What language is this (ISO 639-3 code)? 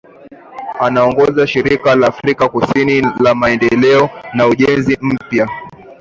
swa